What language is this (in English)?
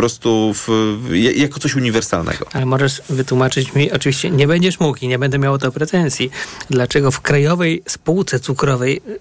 Polish